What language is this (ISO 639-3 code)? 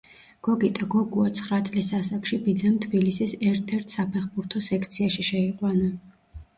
kat